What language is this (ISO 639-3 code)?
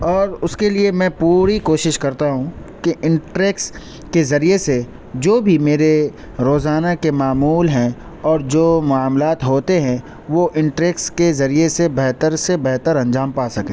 urd